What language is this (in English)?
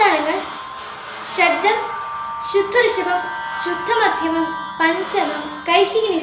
Hindi